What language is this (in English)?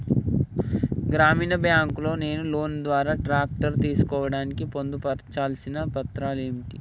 Telugu